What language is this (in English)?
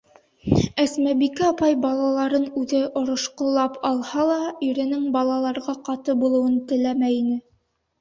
Bashkir